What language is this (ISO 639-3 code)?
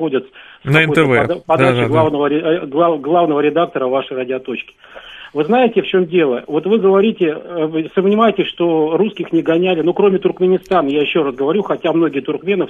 rus